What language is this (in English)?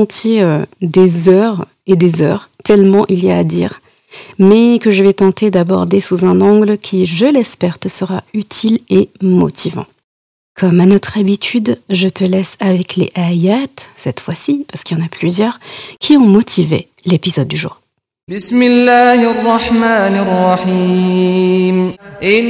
French